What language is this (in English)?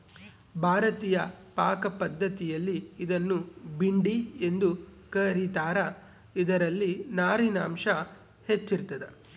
Kannada